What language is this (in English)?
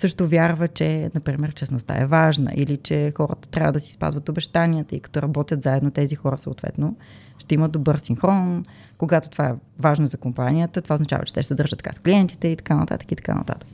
Bulgarian